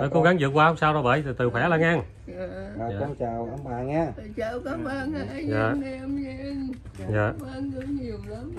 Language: Vietnamese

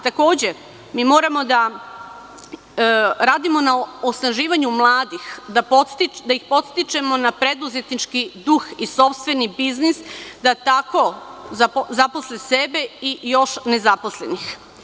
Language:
Serbian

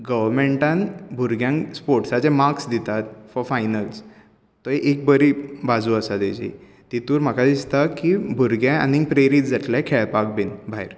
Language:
Konkani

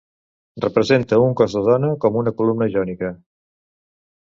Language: Catalan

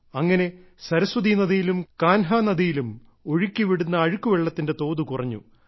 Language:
Malayalam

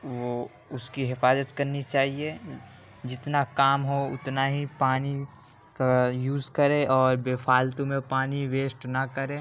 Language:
Urdu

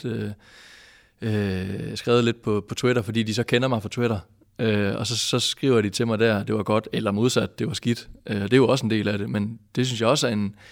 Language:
Danish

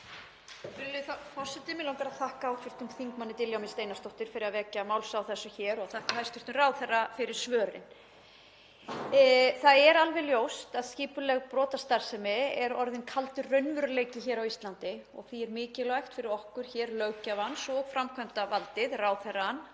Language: Icelandic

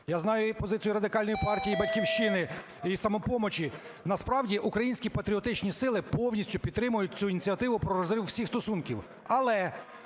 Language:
Ukrainian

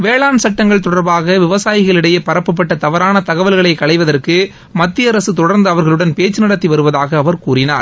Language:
Tamil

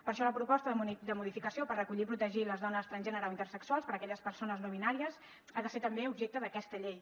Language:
Catalan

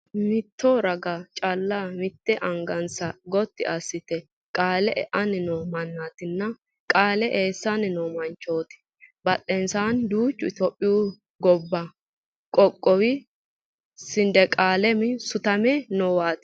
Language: Sidamo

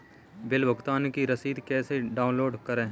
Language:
Hindi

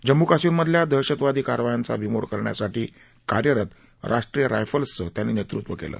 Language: Marathi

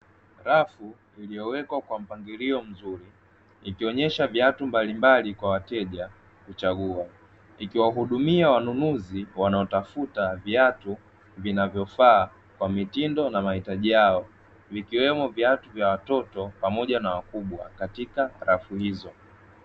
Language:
Swahili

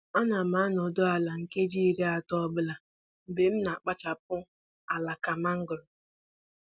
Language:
Igbo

